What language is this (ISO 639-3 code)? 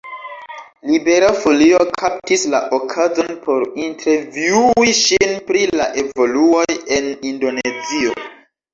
epo